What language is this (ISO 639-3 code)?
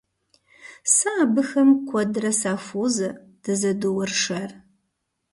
kbd